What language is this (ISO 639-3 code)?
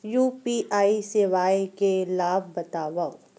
hne